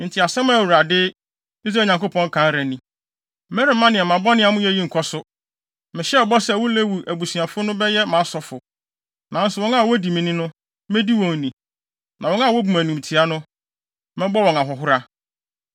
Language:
Akan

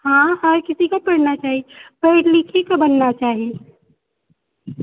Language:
Maithili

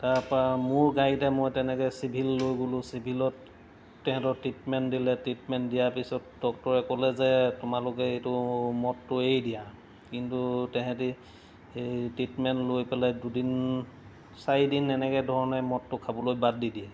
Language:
Assamese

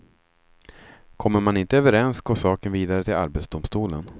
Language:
Swedish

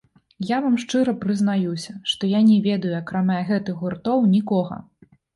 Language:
Belarusian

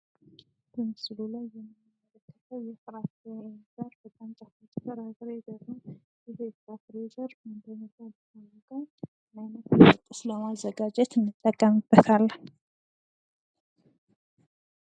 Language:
Amharic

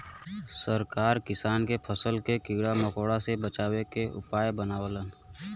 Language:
Bhojpuri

